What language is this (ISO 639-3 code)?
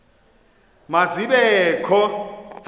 xho